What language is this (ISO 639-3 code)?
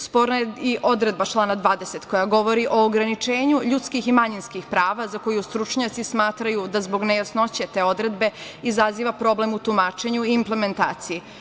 srp